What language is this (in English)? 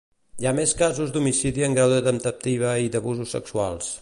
Catalan